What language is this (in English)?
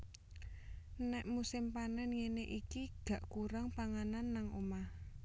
Javanese